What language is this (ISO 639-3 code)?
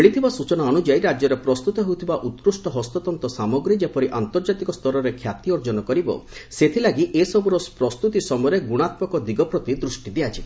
ori